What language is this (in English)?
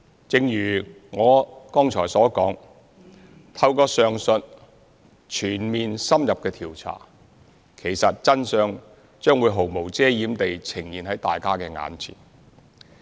Cantonese